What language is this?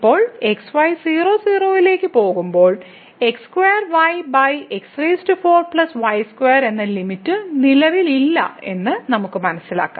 Malayalam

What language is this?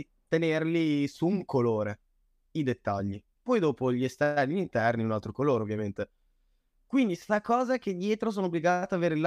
Italian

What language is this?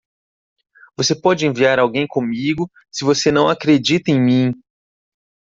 Portuguese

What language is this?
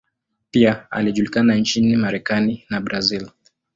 Swahili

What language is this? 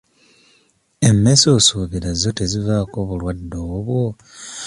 Ganda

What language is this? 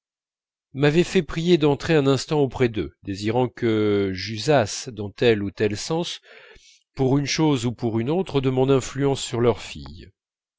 French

